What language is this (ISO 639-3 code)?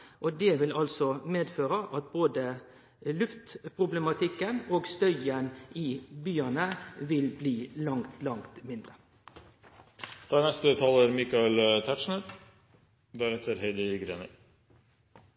nno